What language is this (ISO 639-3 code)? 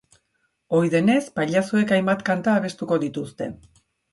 eus